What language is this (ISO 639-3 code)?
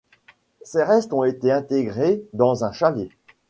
fra